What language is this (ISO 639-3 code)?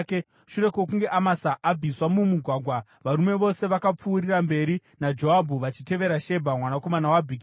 sna